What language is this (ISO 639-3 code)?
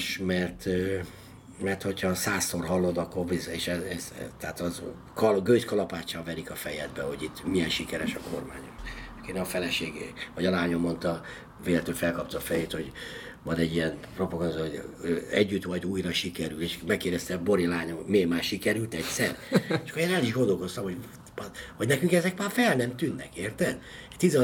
hun